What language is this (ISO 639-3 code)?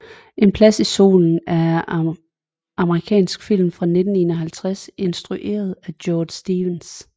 dan